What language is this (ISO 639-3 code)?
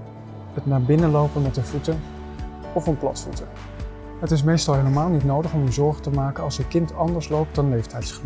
nld